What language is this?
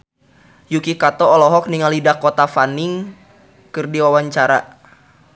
Sundanese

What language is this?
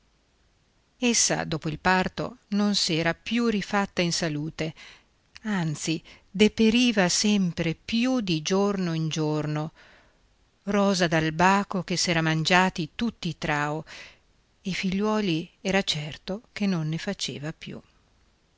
Italian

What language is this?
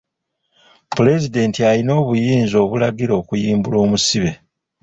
Ganda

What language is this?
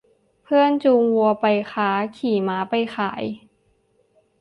Thai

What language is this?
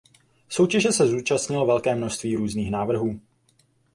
Czech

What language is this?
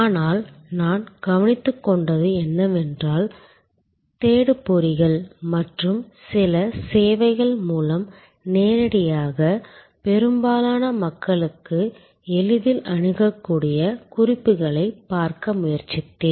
Tamil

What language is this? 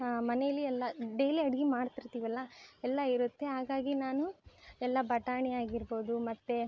Kannada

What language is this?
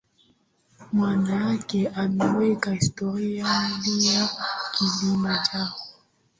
Swahili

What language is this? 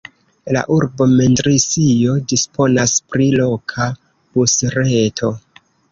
Esperanto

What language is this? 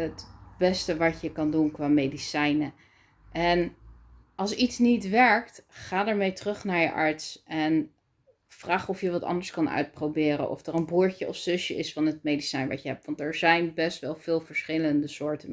Dutch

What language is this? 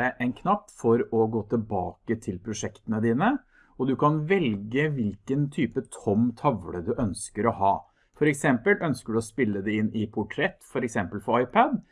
Norwegian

